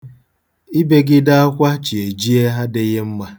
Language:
Igbo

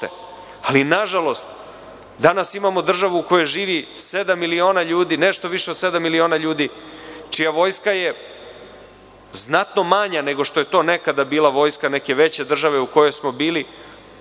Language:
Serbian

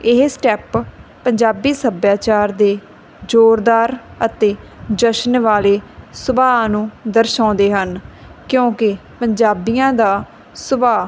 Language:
Punjabi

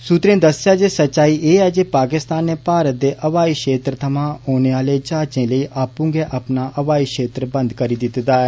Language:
Dogri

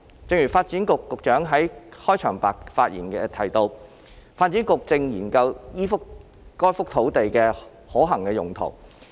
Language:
Cantonese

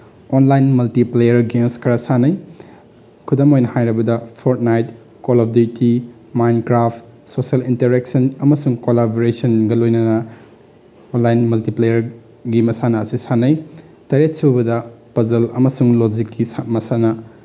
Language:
Manipuri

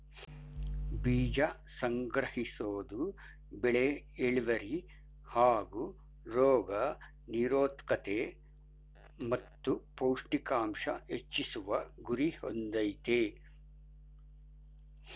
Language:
Kannada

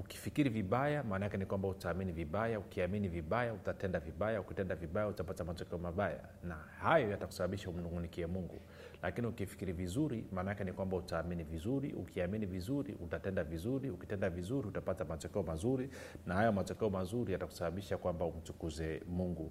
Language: Swahili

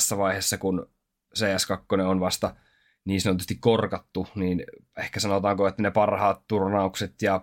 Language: Finnish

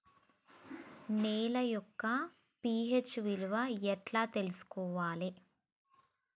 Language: Telugu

